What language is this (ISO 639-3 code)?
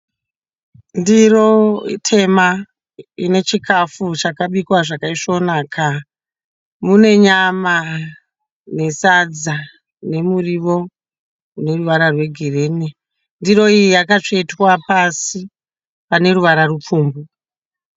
sna